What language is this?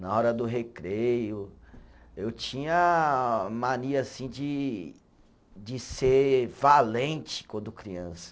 Portuguese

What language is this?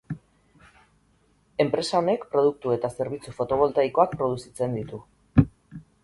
Basque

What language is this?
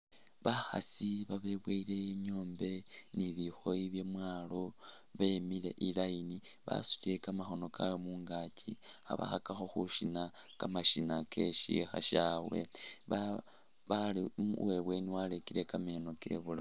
Masaaba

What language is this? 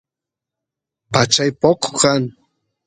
Santiago del Estero Quichua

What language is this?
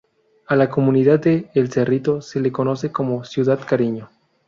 Spanish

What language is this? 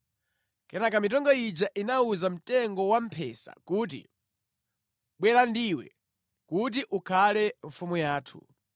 Nyanja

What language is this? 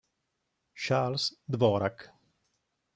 Italian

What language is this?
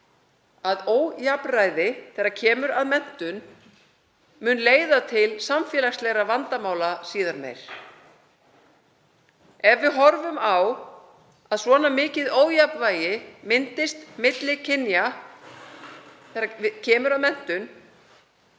Icelandic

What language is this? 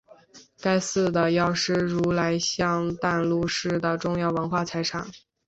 Chinese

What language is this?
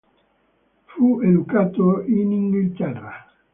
Italian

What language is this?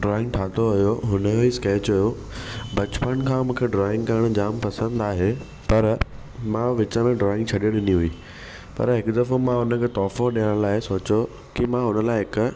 Sindhi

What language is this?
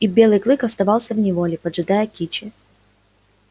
Russian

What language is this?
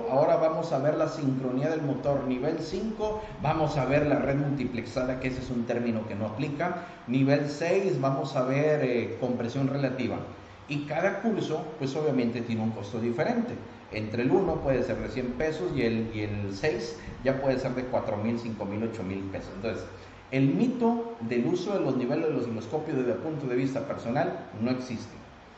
Spanish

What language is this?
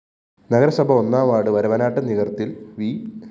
Malayalam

